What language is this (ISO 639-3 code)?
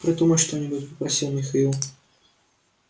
rus